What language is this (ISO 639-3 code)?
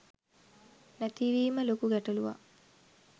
sin